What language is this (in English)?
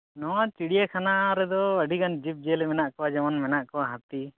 Santali